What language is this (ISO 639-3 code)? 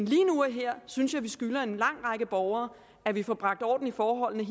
dan